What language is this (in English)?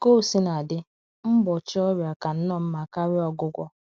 Igbo